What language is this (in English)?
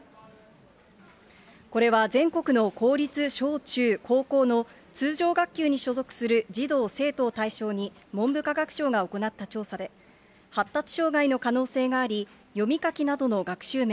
Japanese